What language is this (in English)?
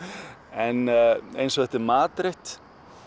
Icelandic